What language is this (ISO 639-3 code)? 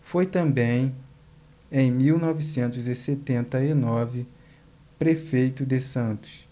por